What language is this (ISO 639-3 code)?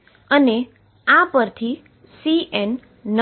guj